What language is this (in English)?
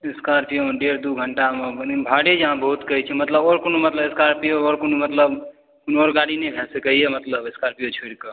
Maithili